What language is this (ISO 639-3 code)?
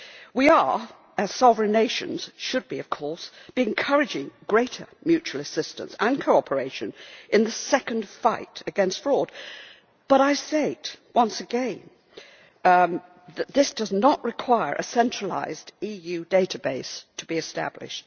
eng